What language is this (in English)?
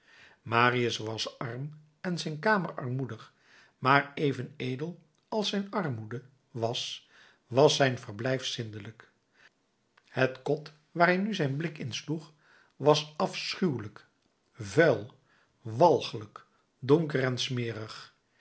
Dutch